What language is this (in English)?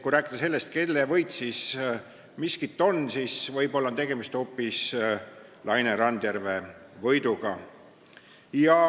Estonian